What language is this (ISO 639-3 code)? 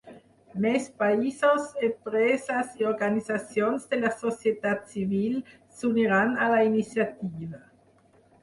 cat